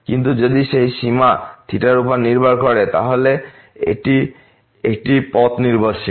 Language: Bangla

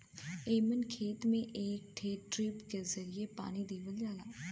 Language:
Bhojpuri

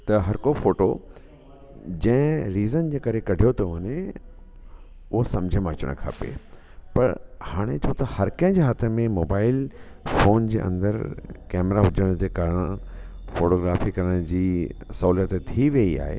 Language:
Sindhi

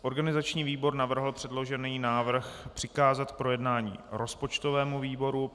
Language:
Czech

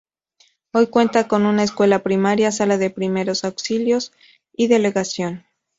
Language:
Spanish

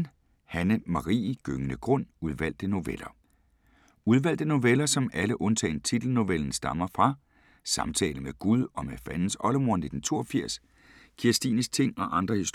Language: Danish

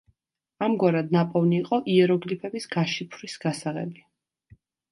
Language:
Georgian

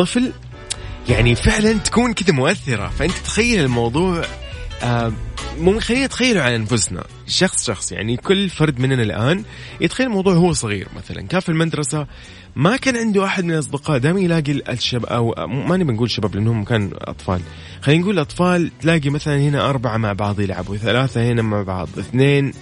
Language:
Arabic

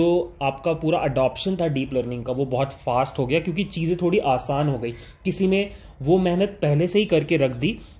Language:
Hindi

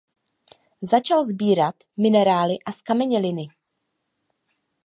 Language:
Czech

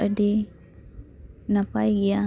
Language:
Santali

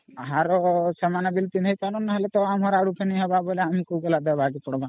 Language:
Odia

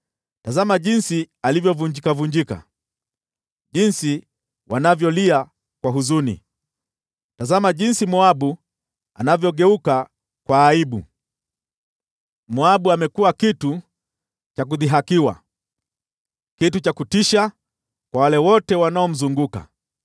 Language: Swahili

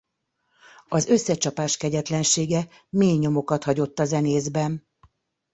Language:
Hungarian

